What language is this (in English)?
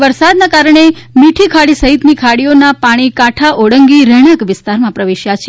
Gujarati